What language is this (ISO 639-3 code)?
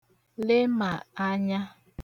ibo